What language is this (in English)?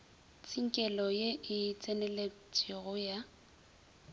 Northern Sotho